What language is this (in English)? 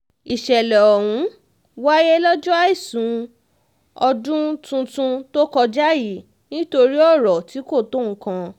Yoruba